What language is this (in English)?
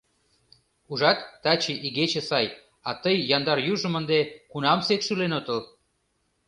Mari